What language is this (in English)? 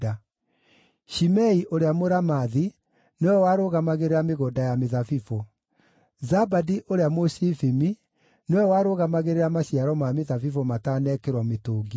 Kikuyu